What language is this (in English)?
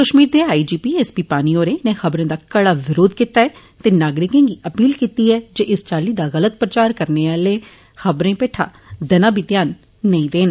Dogri